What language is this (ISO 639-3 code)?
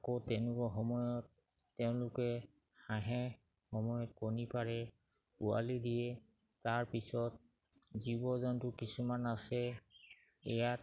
asm